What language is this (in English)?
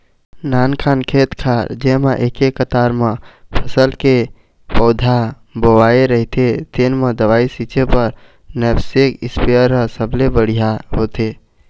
Chhattisgarhi